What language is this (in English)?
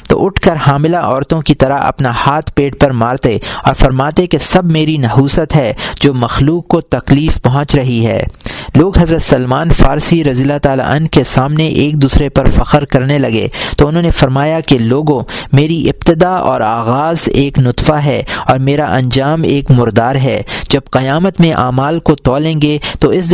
Urdu